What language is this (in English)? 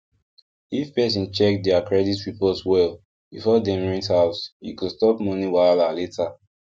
Nigerian Pidgin